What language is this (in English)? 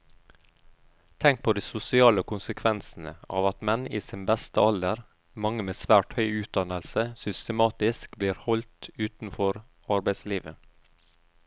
Norwegian